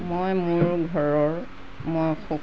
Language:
Assamese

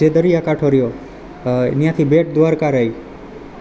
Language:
Gujarati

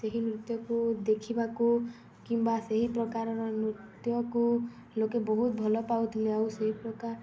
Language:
Odia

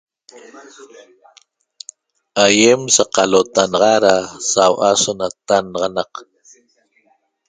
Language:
Toba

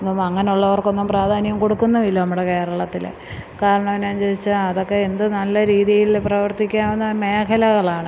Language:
Malayalam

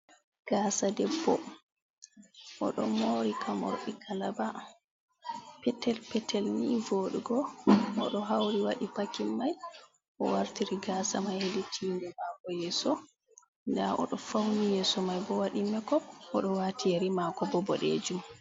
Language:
Fula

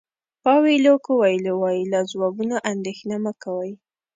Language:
Pashto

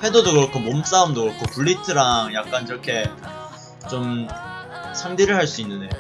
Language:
Korean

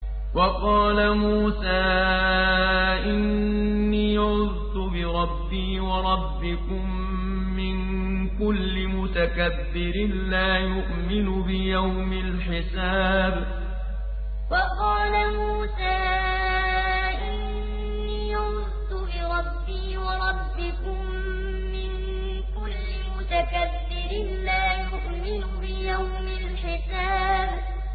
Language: Arabic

